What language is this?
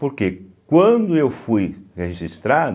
Portuguese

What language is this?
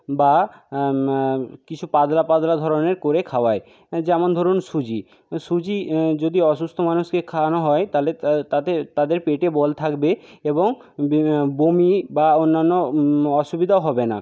Bangla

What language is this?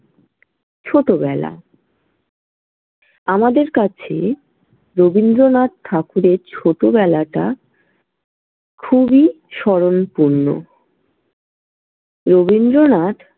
Bangla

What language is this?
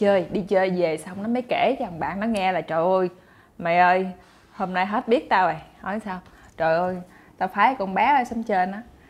Vietnamese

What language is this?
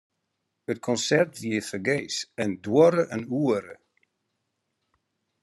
Western Frisian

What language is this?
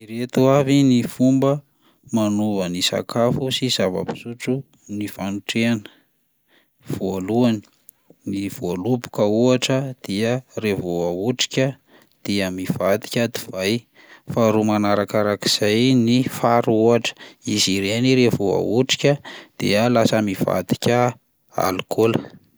Malagasy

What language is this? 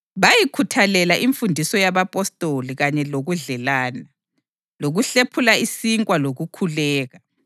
North Ndebele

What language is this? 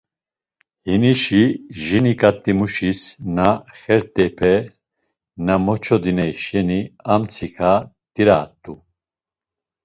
Laz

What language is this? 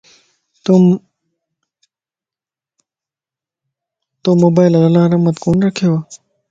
Lasi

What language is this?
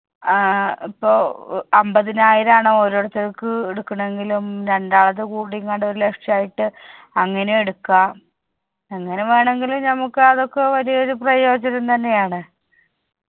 Malayalam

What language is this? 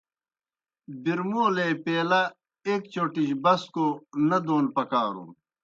Kohistani Shina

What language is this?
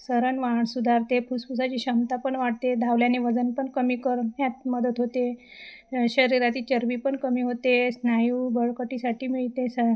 Marathi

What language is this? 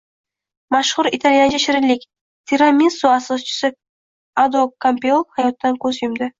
Uzbek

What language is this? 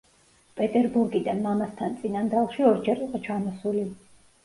Georgian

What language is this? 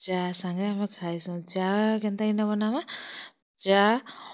Odia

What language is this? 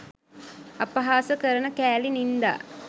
Sinhala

